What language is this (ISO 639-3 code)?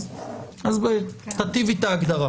heb